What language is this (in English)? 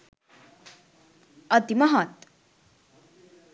Sinhala